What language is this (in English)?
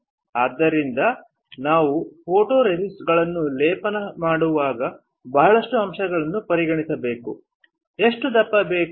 Kannada